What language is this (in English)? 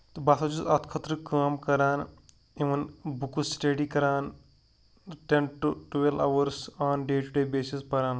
Kashmiri